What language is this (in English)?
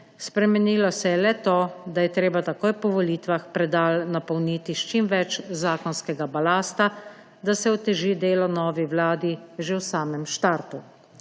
Slovenian